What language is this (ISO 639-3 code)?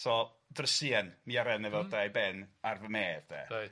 cym